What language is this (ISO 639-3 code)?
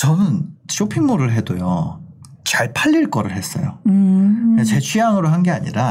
kor